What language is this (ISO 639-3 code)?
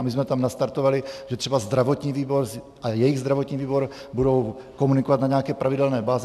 ces